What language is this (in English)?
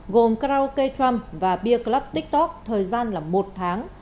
Vietnamese